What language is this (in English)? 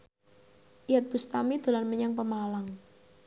Javanese